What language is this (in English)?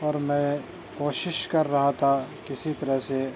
Urdu